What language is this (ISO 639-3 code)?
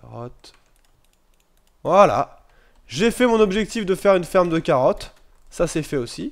fra